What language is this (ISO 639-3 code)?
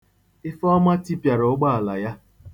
ibo